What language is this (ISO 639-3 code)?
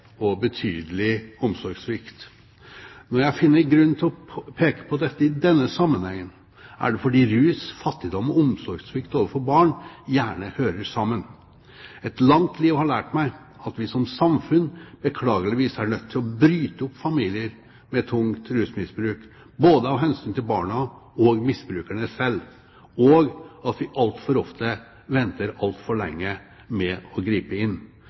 nob